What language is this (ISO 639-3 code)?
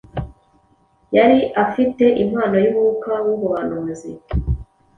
kin